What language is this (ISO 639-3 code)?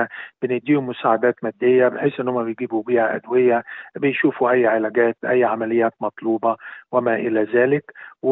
ara